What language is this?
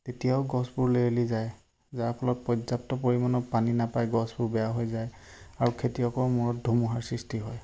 Assamese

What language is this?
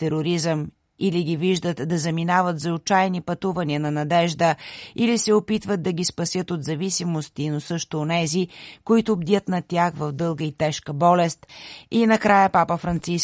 Bulgarian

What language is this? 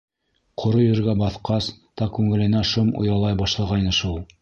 Bashkir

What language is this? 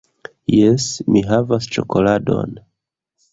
Esperanto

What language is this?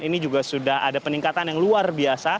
Indonesian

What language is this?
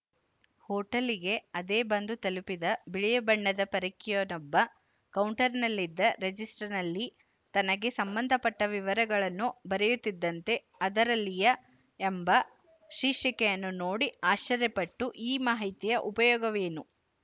Kannada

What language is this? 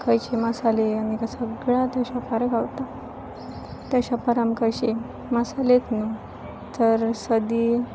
Konkani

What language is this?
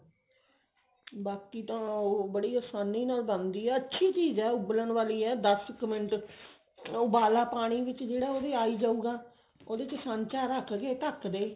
Punjabi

